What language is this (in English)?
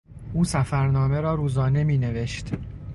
Persian